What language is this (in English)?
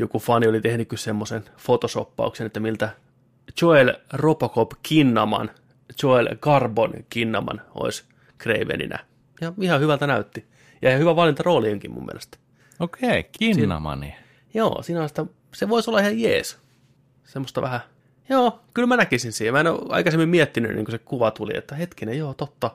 Finnish